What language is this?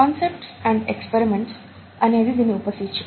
Telugu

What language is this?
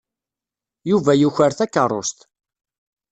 Kabyle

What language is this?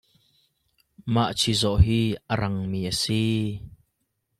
Hakha Chin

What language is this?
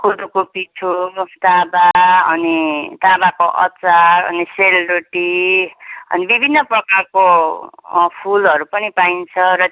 Nepali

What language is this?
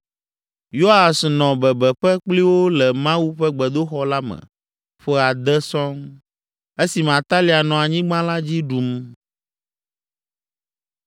Ewe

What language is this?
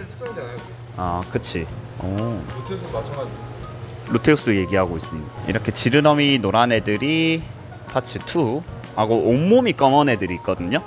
Korean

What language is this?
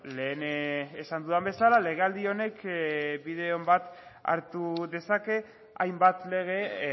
Basque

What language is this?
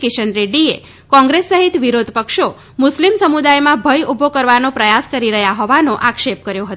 Gujarati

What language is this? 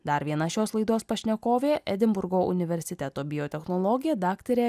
Lithuanian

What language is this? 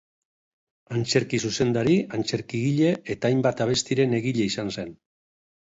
Basque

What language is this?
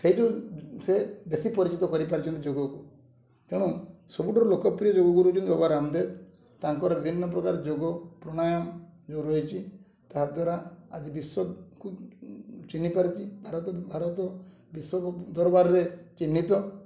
Odia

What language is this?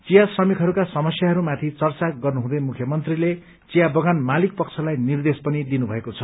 Nepali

